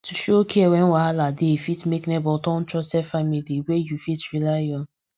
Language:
Nigerian Pidgin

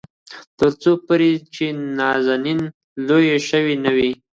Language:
Pashto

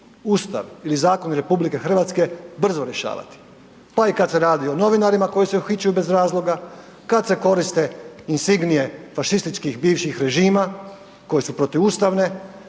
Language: Croatian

